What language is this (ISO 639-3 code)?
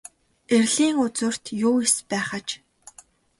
mon